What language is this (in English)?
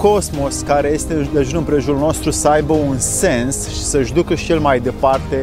Romanian